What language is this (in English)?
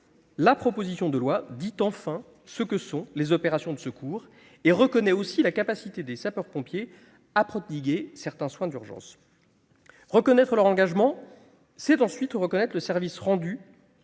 French